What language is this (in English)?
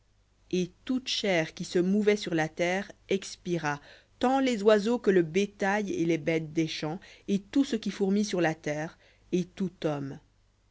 French